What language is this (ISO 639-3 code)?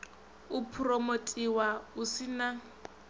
ven